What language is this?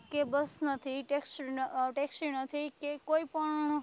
Gujarati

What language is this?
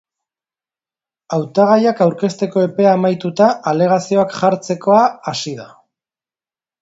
Basque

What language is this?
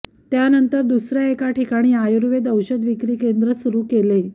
Marathi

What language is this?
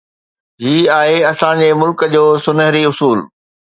Sindhi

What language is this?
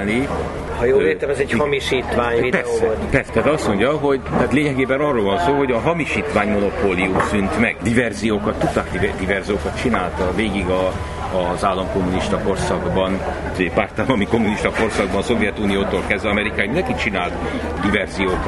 Hungarian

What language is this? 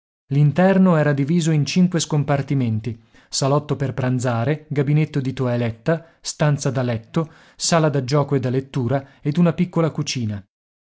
Italian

